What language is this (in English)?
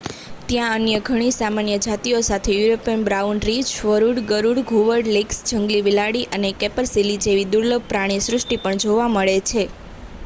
Gujarati